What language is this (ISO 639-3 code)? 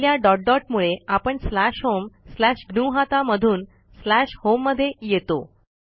mar